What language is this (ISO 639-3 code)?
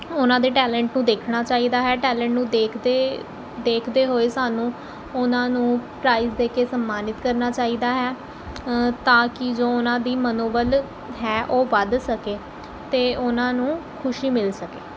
pan